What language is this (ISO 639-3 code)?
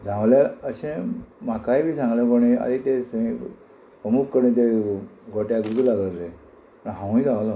kok